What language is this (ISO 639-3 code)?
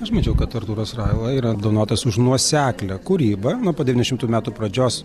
lit